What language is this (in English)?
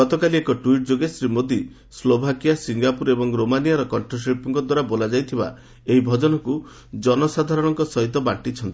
Odia